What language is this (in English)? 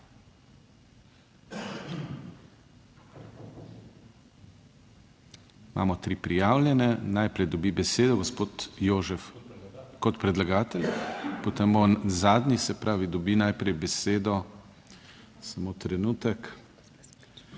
Slovenian